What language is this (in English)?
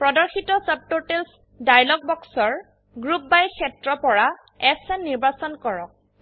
Assamese